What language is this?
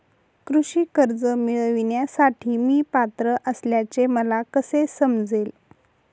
Marathi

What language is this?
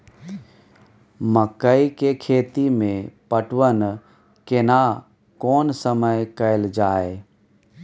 Maithili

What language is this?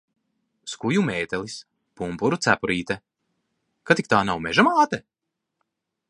Latvian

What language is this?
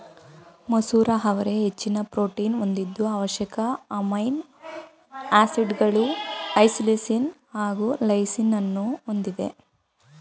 Kannada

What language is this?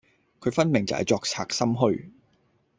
Cantonese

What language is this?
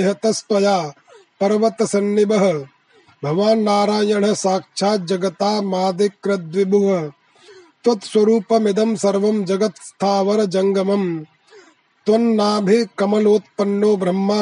Hindi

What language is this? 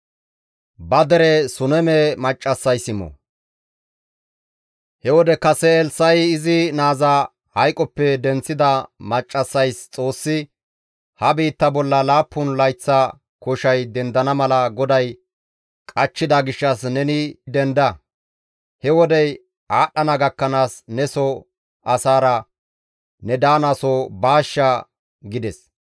Gamo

